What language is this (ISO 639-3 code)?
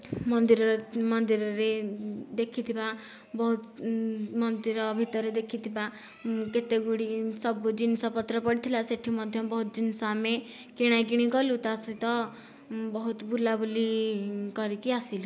ori